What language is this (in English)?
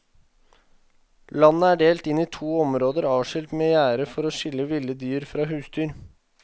Norwegian